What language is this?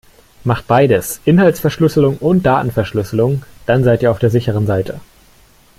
German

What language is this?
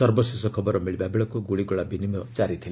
Odia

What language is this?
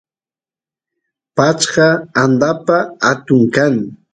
Santiago del Estero Quichua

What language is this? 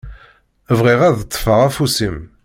Kabyle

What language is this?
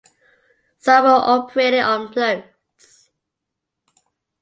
English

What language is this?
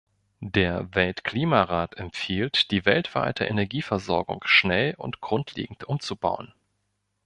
German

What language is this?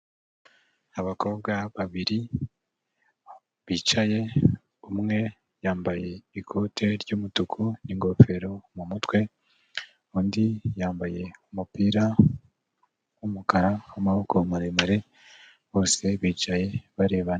Kinyarwanda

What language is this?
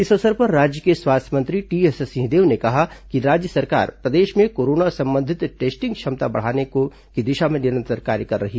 Hindi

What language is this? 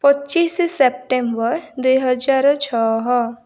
Odia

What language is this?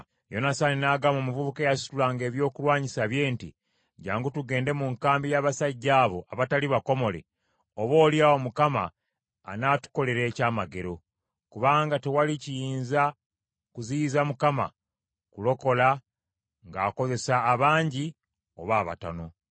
Ganda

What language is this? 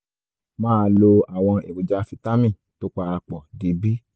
Yoruba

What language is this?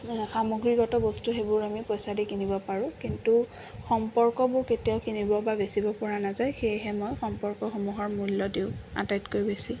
Assamese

